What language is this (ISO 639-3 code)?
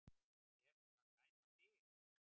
isl